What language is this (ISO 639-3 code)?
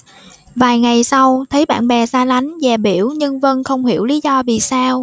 vie